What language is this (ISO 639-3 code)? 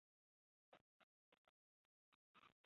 zho